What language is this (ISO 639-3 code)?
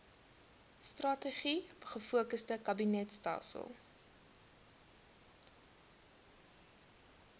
afr